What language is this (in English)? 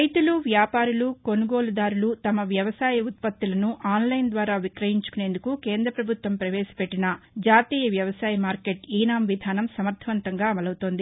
Telugu